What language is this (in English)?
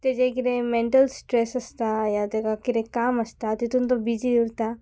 Konkani